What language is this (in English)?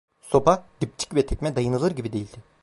Turkish